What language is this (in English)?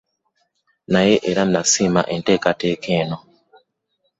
Ganda